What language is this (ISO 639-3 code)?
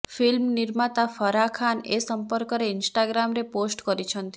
ori